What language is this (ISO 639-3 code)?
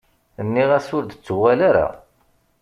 kab